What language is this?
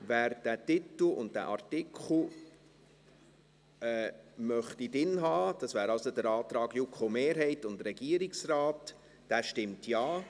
Swiss German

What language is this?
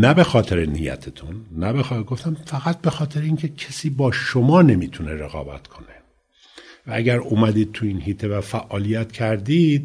Persian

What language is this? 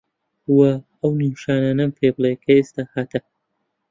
Central Kurdish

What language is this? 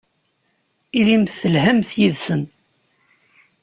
Kabyle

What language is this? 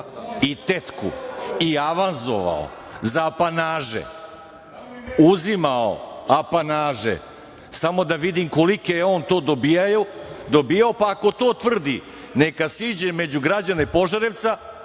Serbian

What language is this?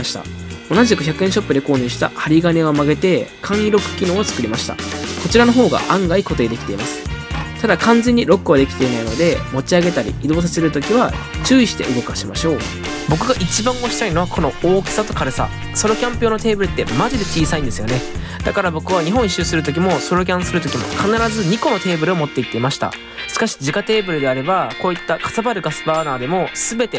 Japanese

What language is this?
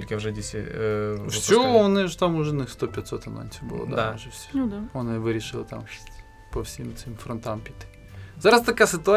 Ukrainian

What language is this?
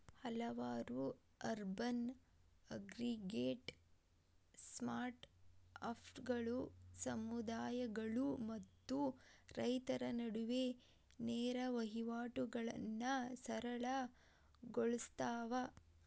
Kannada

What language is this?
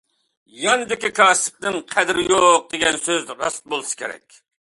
Uyghur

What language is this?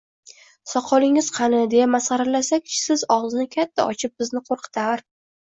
Uzbek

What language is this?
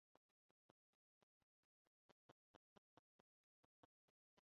Esperanto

